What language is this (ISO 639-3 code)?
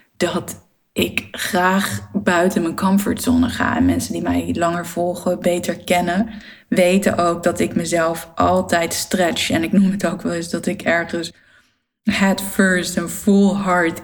nld